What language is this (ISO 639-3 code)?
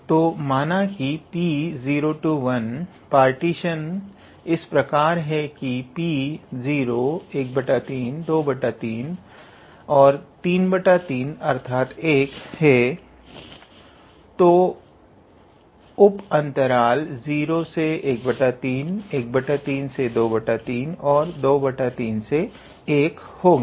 hin